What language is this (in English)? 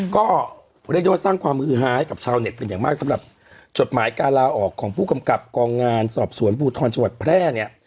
Thai